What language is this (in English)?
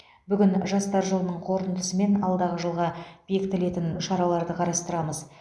Kazakh